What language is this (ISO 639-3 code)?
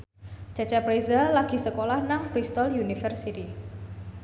jav